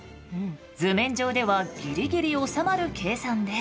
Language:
Japanese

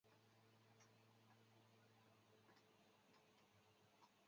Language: Chinese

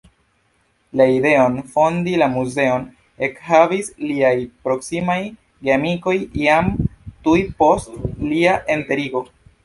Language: Esperanto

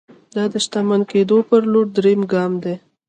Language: Pashto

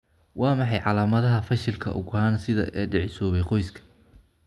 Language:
Somali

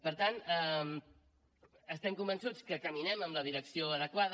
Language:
Catalan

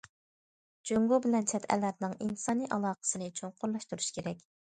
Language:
Uyghur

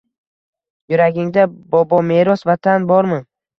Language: Uzbek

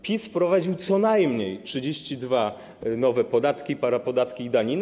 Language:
Polish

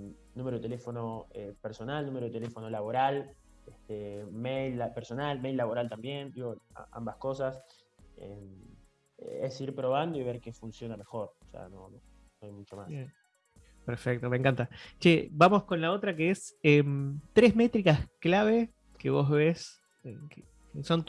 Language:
Spanish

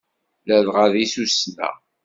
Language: Kabyle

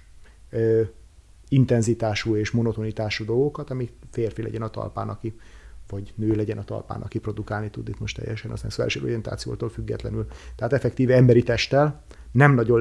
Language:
Hungarian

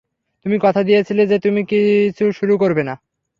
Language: Bangla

